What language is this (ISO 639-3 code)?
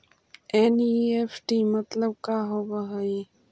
mag